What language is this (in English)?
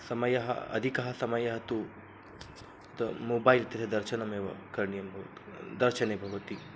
Sanskrit